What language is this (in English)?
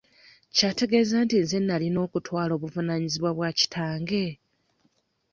Ganda